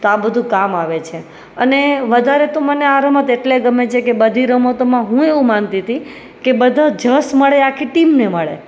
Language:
Gujarati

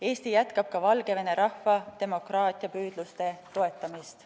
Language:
Estonian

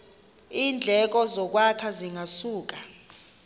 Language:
Xhosa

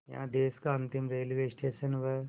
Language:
Hindi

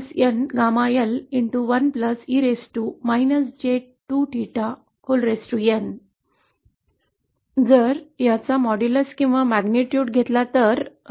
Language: Marathi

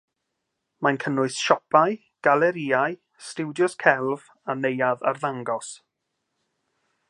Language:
Welsh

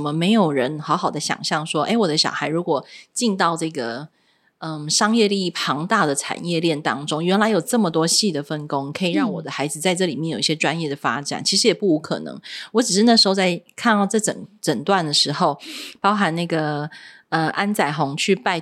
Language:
Chinese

